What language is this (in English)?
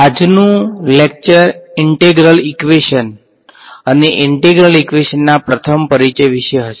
Gujarati